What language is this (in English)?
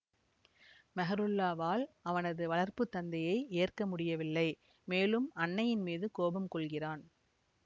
Tamil